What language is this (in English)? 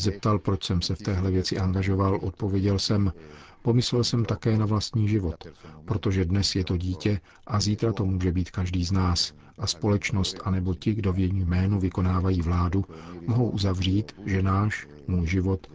Czech